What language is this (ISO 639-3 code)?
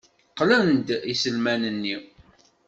kab